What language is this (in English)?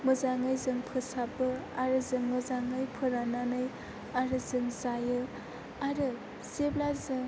Bodo